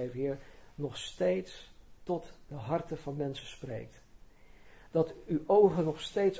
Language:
Dutch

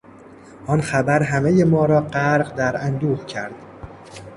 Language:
Persian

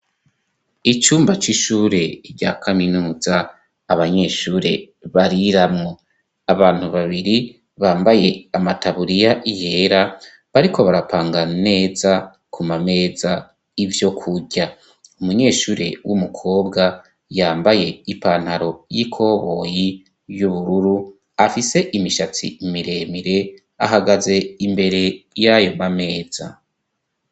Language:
Rundi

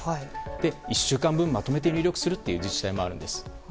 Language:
Japanese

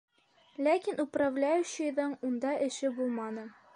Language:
Bashkir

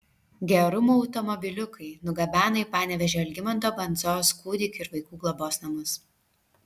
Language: Lithuanian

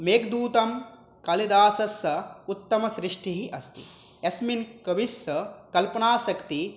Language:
Sanskrit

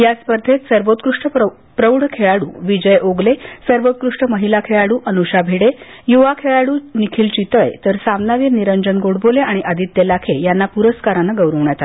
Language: Marathi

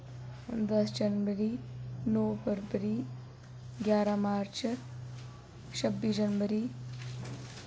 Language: Dogri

